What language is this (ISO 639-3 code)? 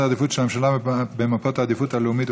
heb